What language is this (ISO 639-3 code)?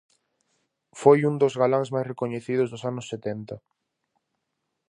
glg